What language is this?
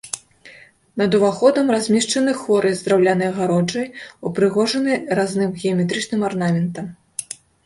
Belarusian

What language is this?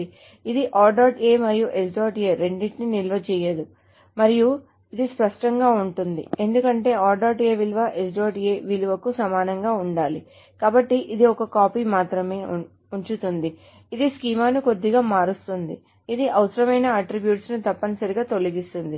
Telugu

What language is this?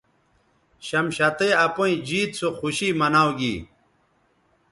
Bateri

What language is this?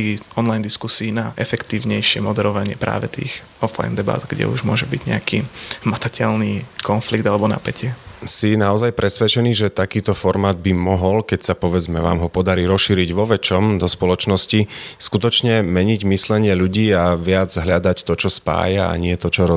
Slovak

